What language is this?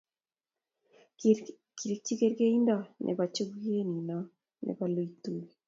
Kalenjin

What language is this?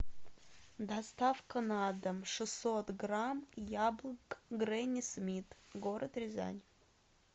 Russian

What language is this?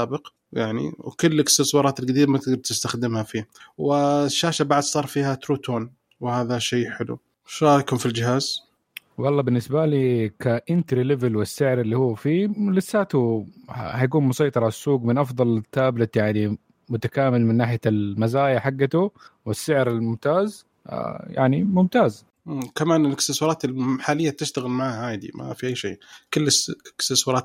Arabic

